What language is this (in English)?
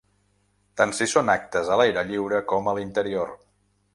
Catalan